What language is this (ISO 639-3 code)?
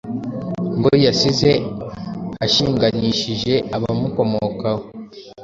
kin